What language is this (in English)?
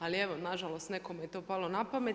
Croatian